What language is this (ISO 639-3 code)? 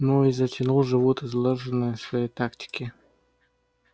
rus